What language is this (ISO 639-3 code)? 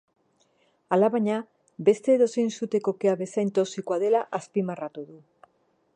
eus